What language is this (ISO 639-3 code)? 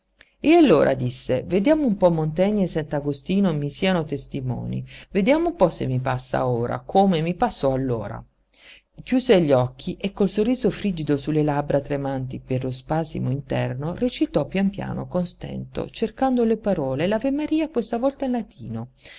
ita